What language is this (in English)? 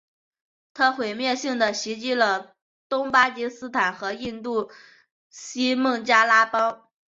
Chinese